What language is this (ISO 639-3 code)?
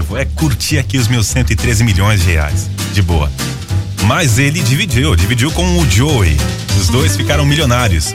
por